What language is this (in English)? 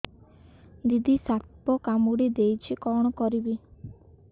Odia